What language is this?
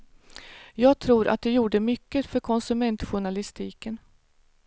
Swedish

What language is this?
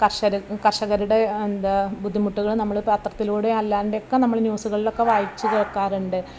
Malayalam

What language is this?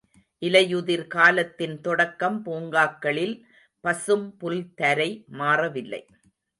Tamil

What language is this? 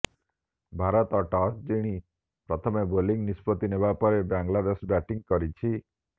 Odia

